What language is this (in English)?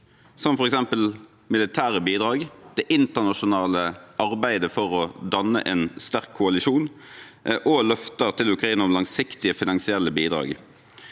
Norwegian